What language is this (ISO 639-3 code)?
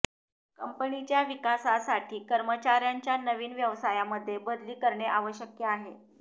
mar